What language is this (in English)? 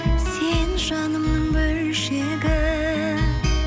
Kazakh